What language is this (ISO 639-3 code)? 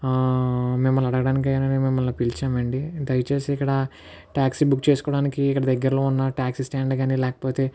tel